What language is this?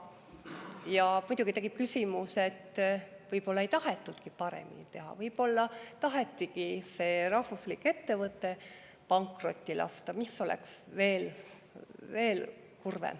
Estonian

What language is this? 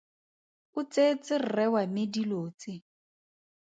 Tswana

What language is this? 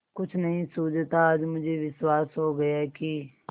Hindi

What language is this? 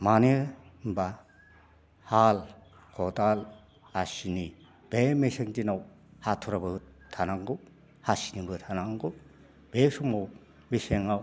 Bodo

